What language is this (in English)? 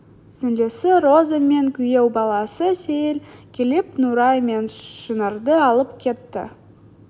Kazakh